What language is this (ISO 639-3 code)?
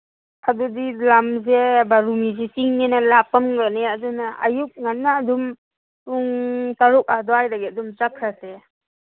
mni